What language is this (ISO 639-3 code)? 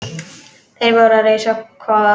isl